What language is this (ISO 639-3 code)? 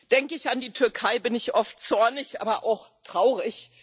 deu